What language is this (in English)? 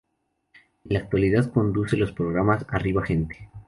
Spanish